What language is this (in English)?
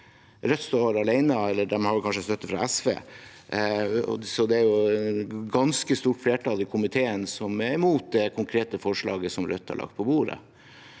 Norwegian